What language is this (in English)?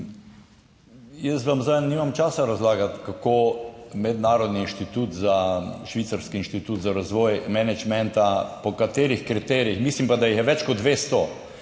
Slovenian